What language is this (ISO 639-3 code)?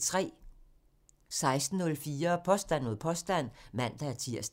dan